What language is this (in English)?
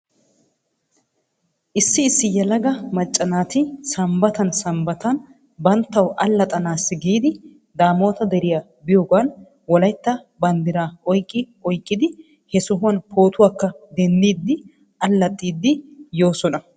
Wolaytta